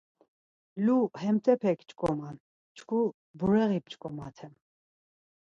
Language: Laz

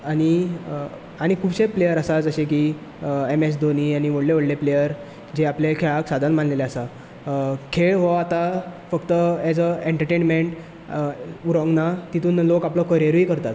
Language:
Konkani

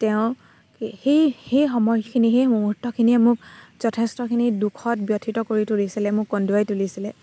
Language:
Assamese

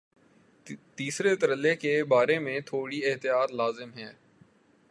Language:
Urdu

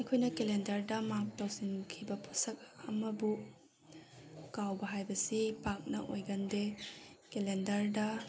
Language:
Manipuri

